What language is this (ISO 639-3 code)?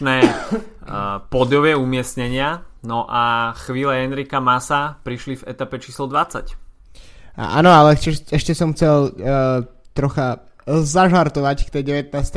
slk